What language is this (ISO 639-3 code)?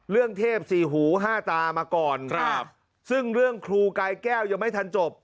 tha